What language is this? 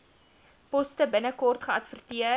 Afrikaans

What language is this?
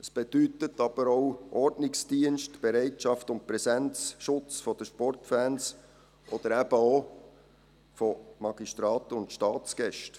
Swiss German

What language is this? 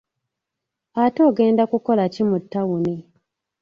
Ganda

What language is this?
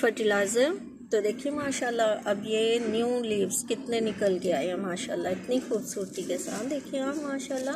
Hindi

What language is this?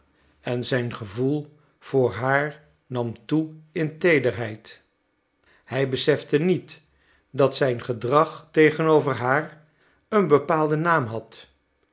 Dutch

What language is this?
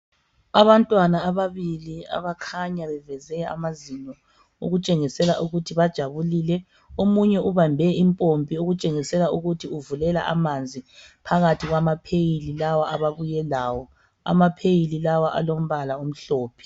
North Ndebele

